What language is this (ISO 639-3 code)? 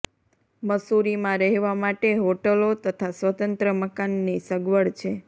guj